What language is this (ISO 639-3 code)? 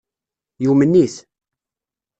kab